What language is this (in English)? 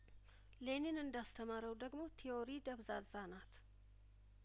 Amharic